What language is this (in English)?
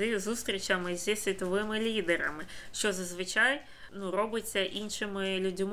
Ukrainian